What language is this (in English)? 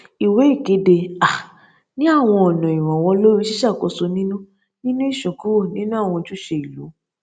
Yoruba